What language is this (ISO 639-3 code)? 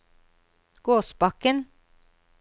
nor